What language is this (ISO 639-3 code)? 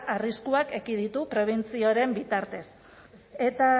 eus